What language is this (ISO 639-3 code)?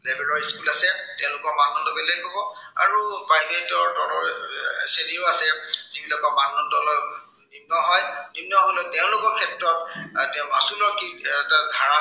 asm